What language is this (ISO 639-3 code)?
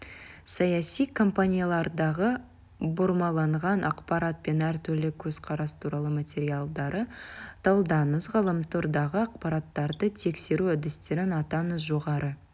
kaz